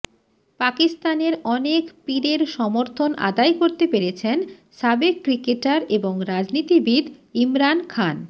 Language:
Bangla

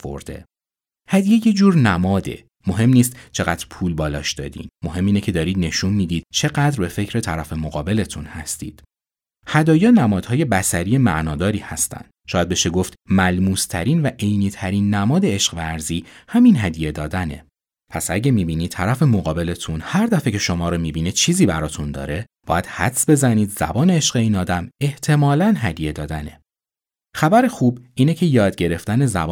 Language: Persian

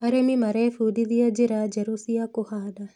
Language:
Kikuyu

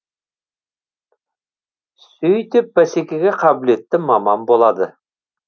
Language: Kazakh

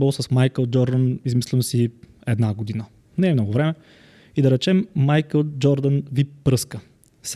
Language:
Bulgarian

